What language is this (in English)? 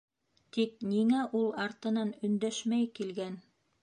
Bashkir